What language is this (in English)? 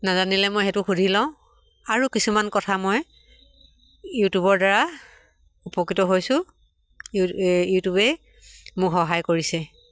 Assamese